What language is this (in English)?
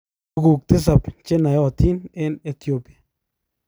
Kalenjin